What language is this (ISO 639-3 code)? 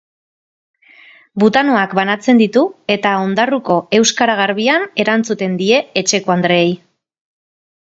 eus